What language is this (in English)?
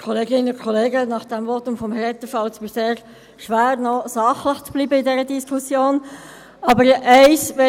Swiss German